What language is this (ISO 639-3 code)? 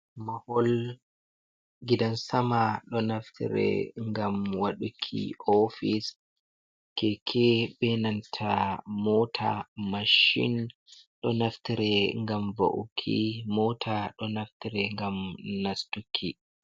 ful